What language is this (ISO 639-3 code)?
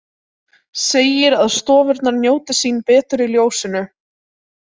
isl